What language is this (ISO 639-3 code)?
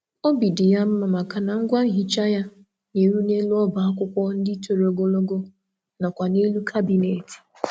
ibo